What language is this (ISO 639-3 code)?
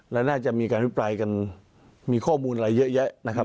tha